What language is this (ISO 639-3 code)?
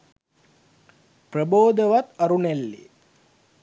sin